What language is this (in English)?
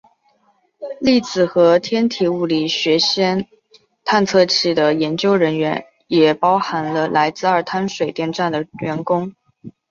Chinese